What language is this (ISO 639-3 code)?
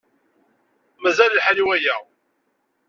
kab